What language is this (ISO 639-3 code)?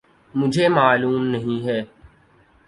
urd